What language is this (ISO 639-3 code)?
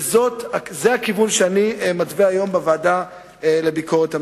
heb